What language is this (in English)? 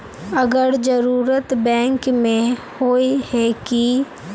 Magahi